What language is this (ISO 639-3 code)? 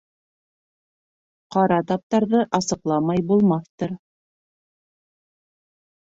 bak